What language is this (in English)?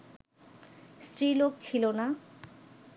Bangla